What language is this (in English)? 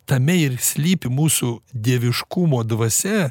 Lithuanian